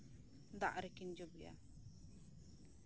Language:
Santali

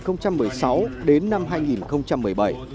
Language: Vietnamese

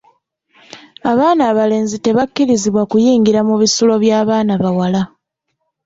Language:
Ganda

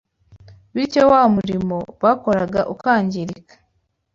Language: Kinyarwanda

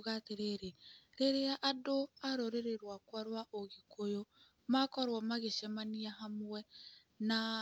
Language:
Kikuyu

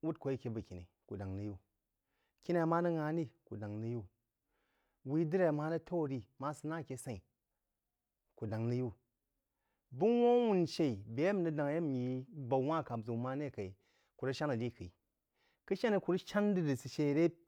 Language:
Jiba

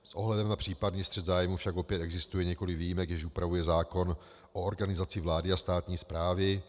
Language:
Czech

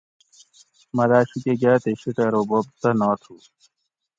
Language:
Gawri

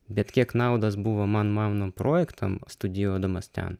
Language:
Lithuanian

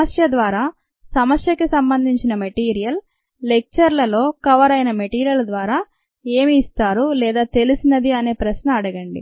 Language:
Telugu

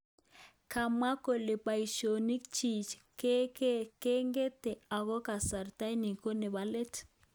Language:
Kalenjin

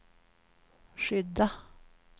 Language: Swedish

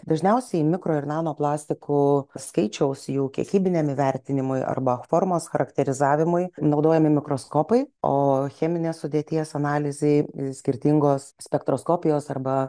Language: Lithuanian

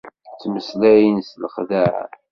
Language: Kabyle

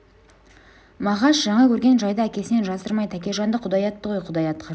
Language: Kazakh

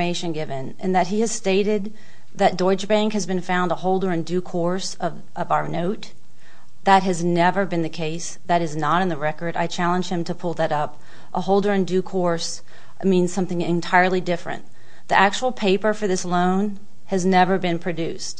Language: English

